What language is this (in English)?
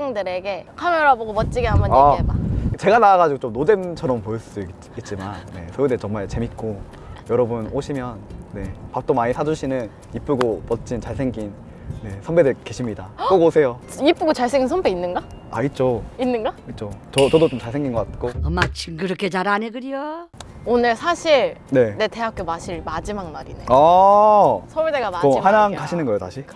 Korean